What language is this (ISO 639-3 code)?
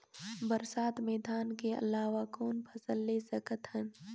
hne